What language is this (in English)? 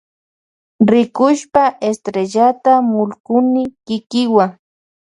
Loja Highland Quichua